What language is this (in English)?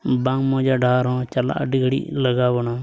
Santali